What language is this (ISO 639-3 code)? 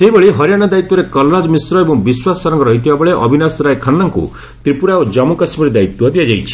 ori